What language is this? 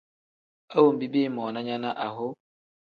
Tem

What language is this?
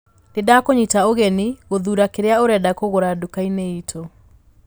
Kikuyu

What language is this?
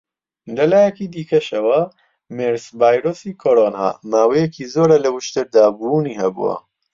Central Kurdish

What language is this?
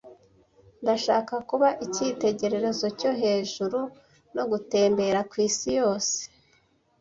Kinyarwanda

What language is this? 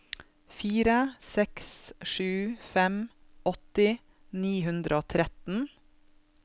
Norwegian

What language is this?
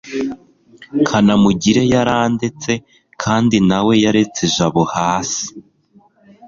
Kinyarwanda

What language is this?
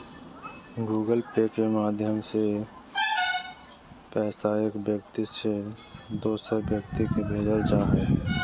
Magahi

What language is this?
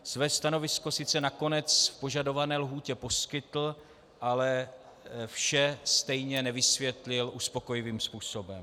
Czech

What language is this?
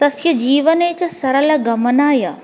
Sanskrit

